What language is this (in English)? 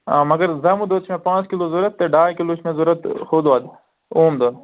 Kashmiri